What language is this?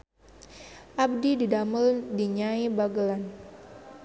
Sundanese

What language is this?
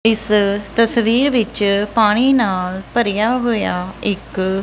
Punjabi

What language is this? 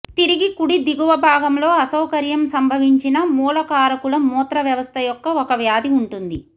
Telugu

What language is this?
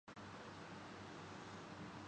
Urdu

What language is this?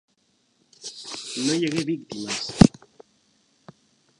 Catalan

